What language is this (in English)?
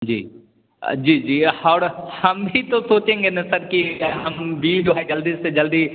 Hindi